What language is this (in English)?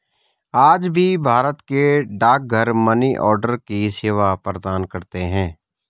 Hindi